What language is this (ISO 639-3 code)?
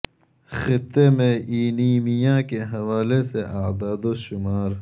urd